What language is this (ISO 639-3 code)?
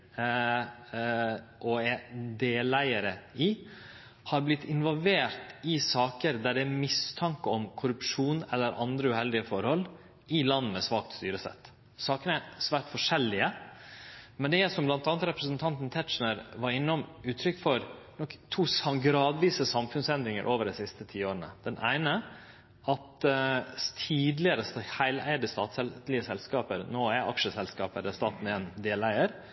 nno